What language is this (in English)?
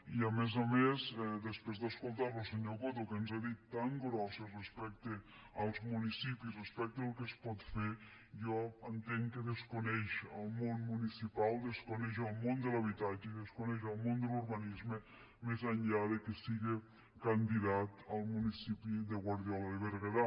Catalan